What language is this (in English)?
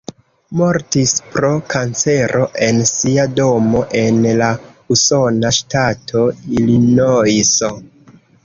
Esperanto